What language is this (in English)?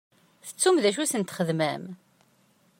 Kabyle